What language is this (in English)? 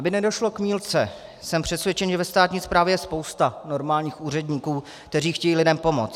Czech